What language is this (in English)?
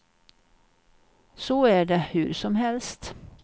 Swedish